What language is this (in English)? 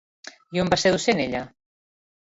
Catalan